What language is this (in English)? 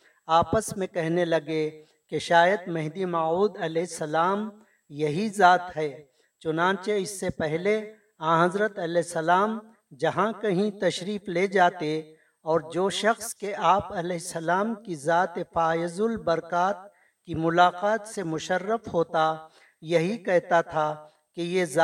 Urdu